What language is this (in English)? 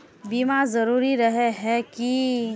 Magahi